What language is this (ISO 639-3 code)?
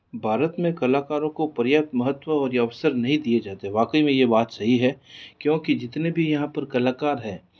hin